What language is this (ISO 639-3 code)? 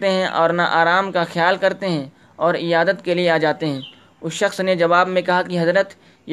urd